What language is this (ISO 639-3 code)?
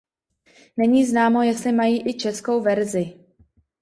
ces